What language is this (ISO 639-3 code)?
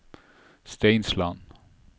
nor